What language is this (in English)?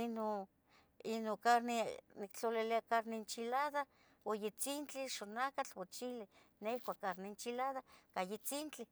Tetelcingo Nahuatl